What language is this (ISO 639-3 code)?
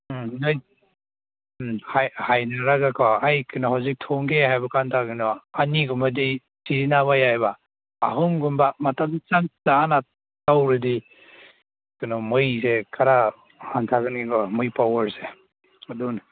mni